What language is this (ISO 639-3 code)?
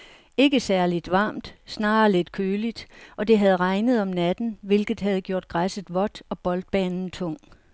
dan